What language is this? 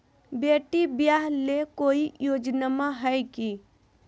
Magahi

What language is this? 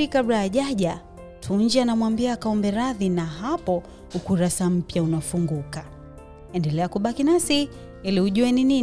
Swahili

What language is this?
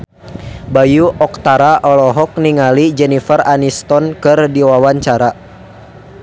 Sundanese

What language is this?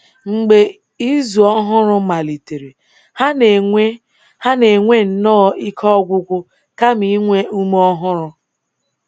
Igbo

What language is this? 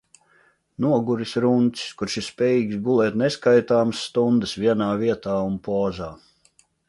Latvian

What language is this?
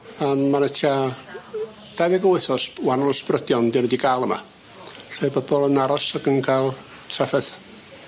Welsh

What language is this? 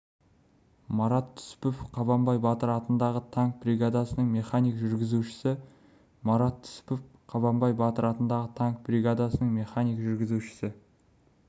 Kazakh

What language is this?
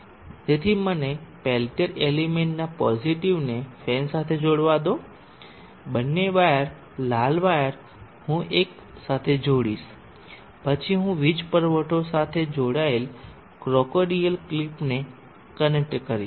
Gujarati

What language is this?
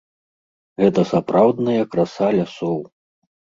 Belarusian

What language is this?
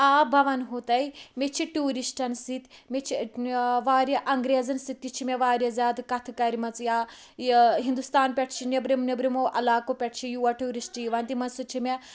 Kashmiri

